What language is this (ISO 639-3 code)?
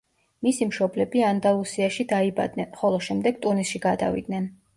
kat